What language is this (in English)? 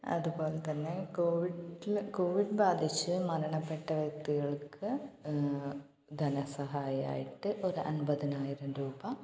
Malayalam